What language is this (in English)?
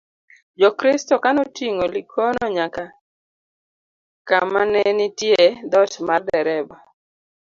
Luo (Kenya and Tanzania)